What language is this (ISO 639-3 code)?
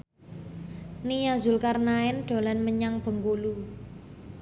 jav